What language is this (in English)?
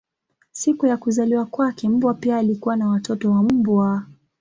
Swahili